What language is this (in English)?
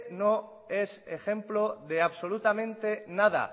Spanish